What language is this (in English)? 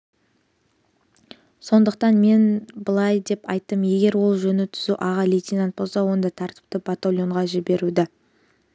Kazakh